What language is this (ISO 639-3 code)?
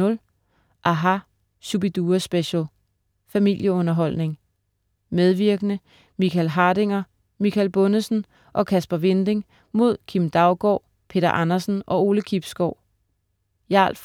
dan